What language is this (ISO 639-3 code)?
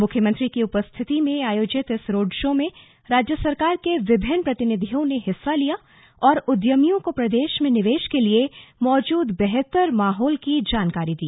hin